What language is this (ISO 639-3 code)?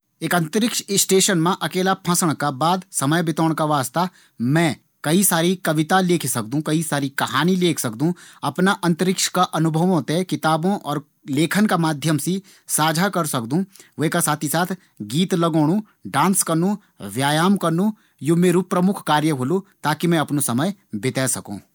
gbm